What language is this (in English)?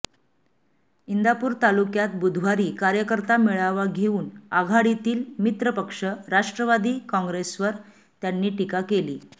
Marathi